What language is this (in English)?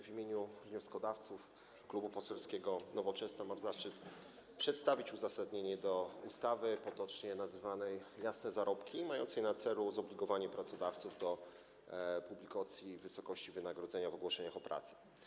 Polish